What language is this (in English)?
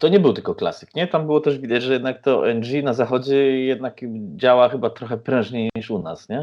Polish